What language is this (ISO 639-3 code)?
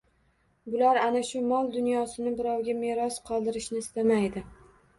uzb